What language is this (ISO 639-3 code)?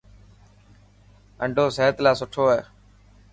mki